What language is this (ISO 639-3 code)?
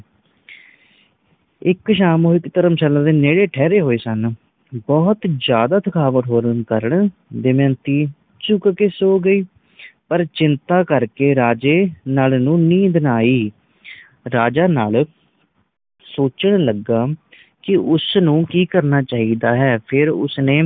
pan